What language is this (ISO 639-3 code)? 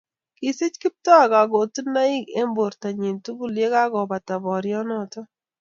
kln